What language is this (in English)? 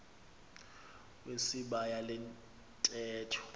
Xhosa